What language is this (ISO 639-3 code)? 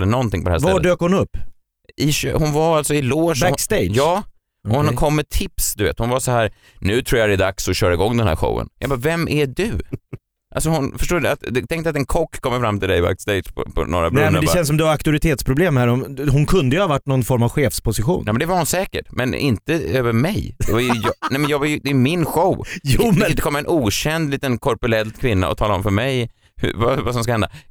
swe